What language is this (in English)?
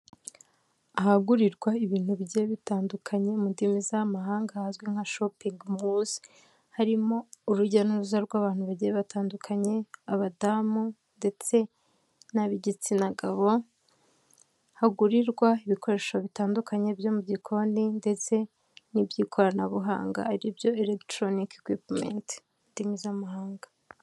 Kinyarwanda